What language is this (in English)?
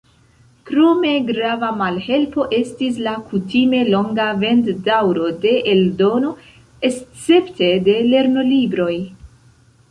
Esperanto